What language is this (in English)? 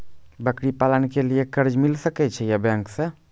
Maithili